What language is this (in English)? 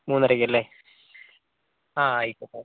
Malayalam